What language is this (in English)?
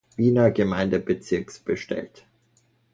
German